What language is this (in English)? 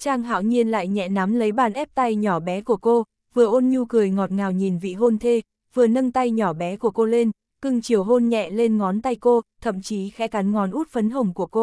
Vietnamese